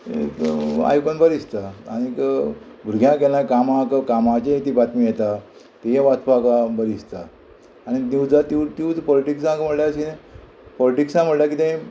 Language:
Konkani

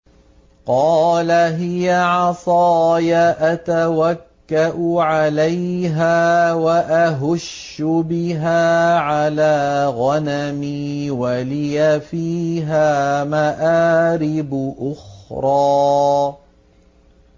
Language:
Arabic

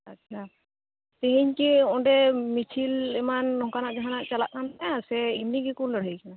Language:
Santali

